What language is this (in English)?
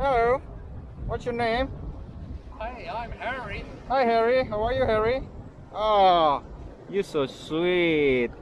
Indonesian